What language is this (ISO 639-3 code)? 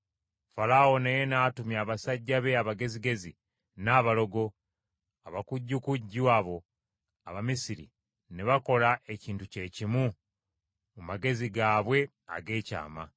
lug